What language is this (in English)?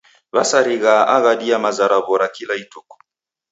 Taita